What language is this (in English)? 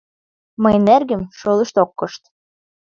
Mari